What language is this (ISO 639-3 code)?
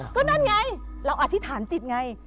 tha